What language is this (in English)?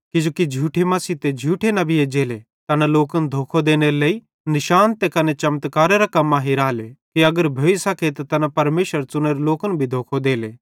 Bhadrawahi